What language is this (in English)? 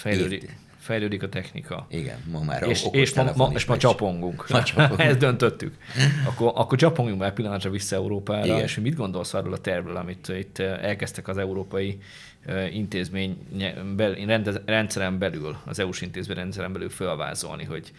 Hungarian